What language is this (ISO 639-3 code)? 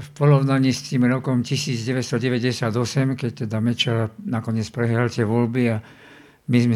slk